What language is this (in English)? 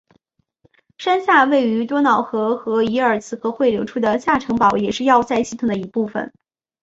Chinese